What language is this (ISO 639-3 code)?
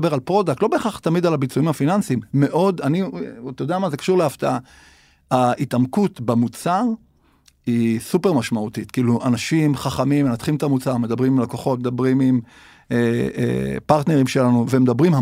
heb